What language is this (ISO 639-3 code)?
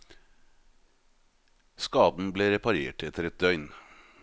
nor